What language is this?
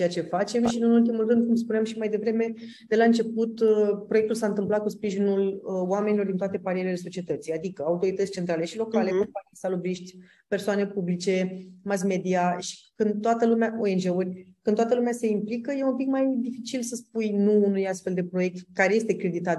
Romanian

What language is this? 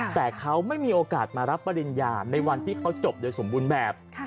Thai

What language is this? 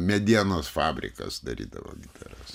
Lithuanian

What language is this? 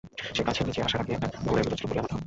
Bangla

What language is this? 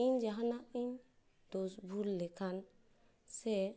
Santali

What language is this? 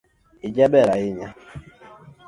Luo (Kenya and Tanzania)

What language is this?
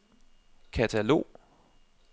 Danish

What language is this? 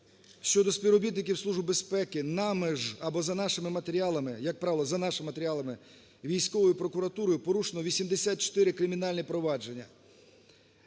Ukrainian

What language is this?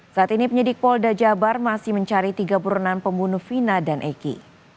Indonesian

